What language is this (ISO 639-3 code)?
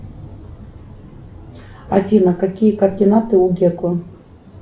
rus